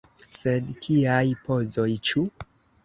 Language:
Esperanto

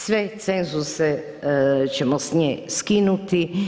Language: Croatian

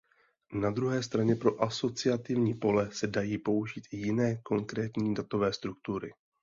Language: Czech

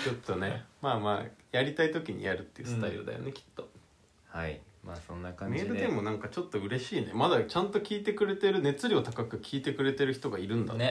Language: Japanese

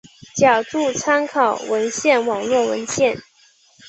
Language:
Chinese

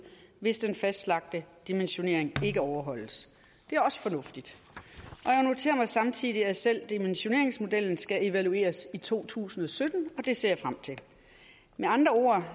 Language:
Danish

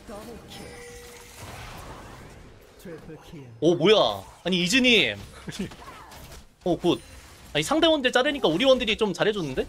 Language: Korean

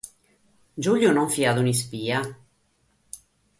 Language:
Sardinian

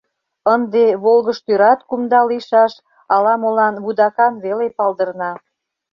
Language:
Mari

